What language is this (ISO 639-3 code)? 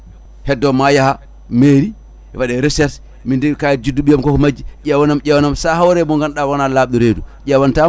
ful